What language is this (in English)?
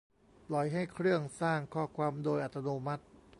Thai